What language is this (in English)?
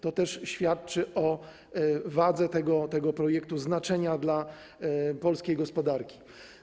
Polish